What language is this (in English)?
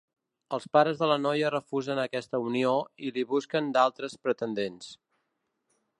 Catalan